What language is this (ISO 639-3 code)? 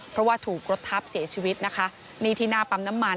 tha